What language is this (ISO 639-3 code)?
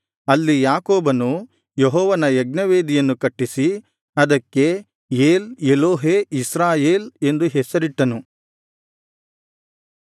kan